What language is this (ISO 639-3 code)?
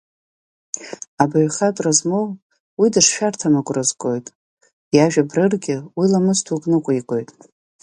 abk